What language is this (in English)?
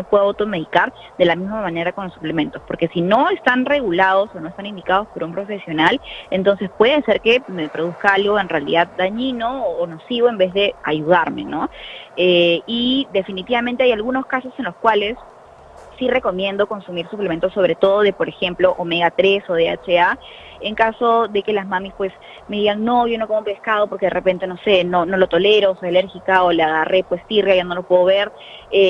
Spanish